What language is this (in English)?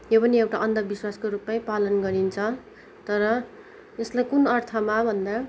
Nepali